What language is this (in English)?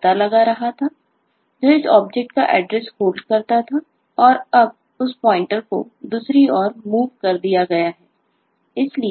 Hindi